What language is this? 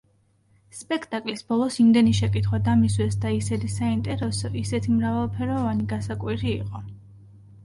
Georgian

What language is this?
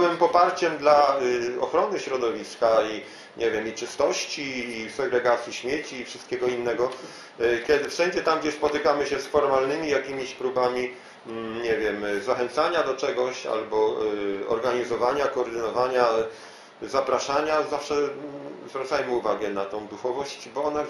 Polish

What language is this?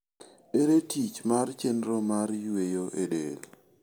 Luo (Kenya and Tanzania)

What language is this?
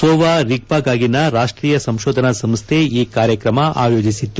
Kannada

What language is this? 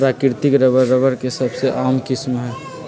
Magahi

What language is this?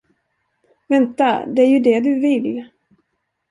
Swedish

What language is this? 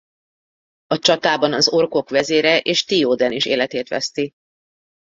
Hungarian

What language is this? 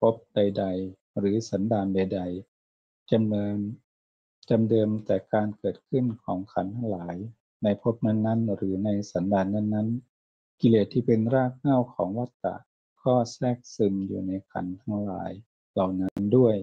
Thai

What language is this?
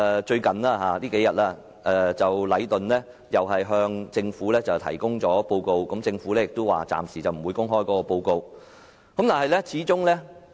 Cantonese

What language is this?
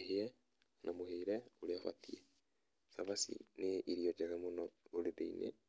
Kikuyu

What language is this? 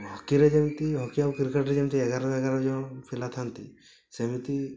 Odia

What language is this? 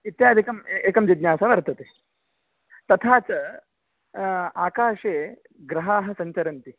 Sanskrit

